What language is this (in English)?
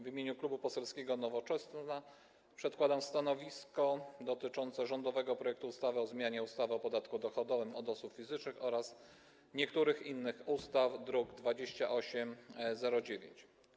Polish